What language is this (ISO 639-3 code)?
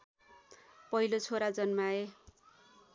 nep